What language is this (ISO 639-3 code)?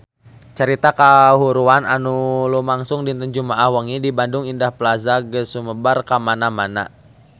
sun